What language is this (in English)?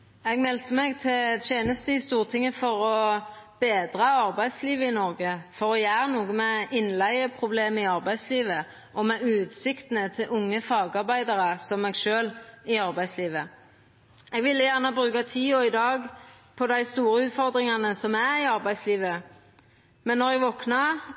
Norwegian